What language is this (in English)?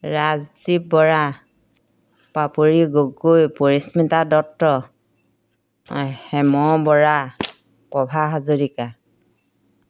Assamese